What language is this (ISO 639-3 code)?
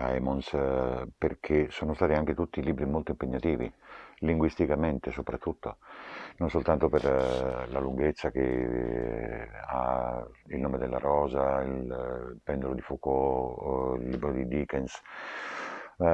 ita